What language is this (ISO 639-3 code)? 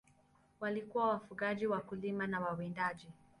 swa